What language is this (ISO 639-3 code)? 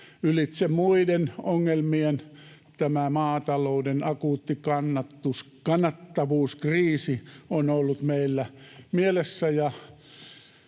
fin